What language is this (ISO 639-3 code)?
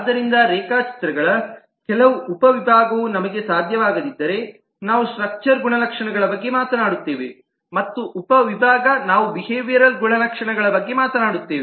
kan